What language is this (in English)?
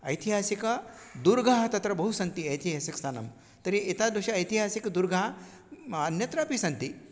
Sanskrit